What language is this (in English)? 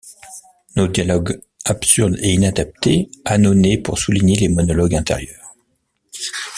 French